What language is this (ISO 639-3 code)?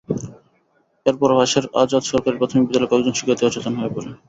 ben